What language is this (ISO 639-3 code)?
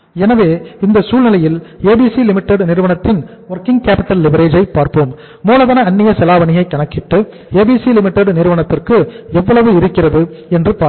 tam